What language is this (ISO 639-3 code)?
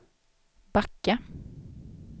swe